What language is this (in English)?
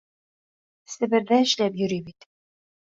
Bashkir